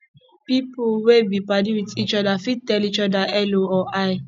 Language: Nigerian Pidgin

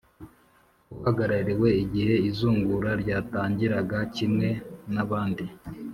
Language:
Kinyarwanda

